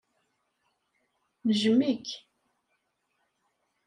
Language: Kabyle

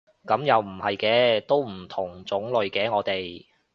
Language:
Cantonese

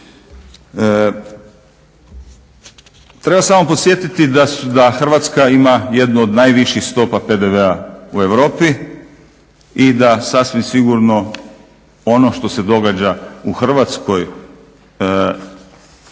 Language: Croatian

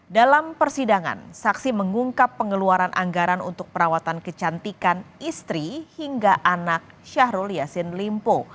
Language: Indonesian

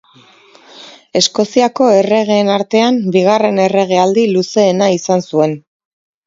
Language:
Basque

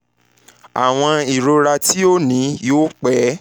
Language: Yoruba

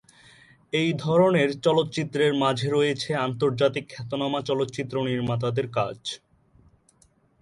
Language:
Bangla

